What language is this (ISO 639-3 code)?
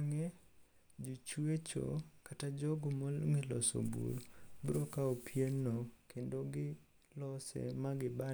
luo